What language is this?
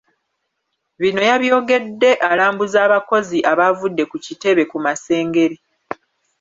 Ganda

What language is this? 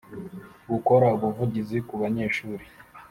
Kinyarwanda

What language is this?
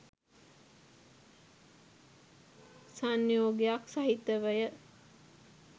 Sinhala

